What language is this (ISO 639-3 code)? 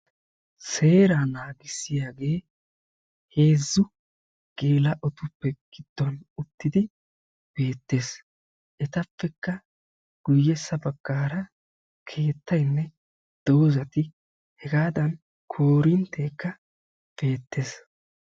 wal